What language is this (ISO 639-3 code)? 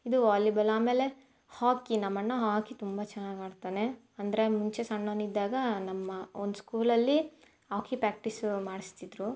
kan